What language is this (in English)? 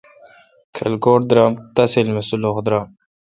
Kalkoti